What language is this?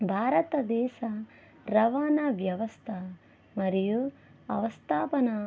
Telugu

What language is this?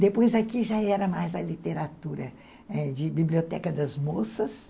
Portuguese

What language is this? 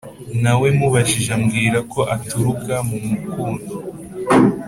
Kinyarwanda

